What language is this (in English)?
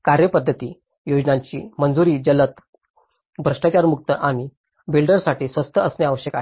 Marathi